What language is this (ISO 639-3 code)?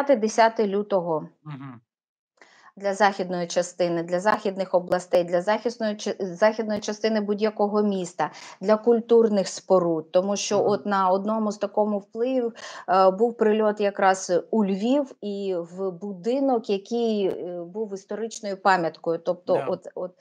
ukr